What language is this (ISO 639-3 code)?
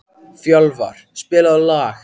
isl